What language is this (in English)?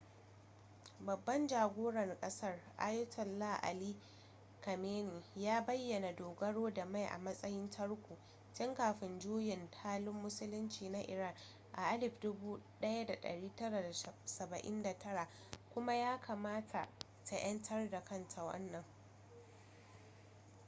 Hausa